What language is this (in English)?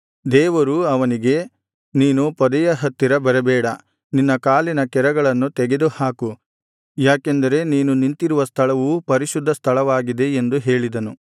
Kannada